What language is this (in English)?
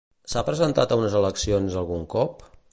Catalan